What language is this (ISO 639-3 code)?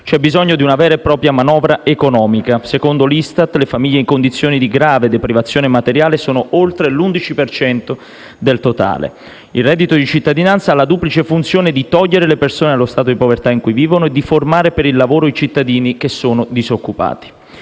ita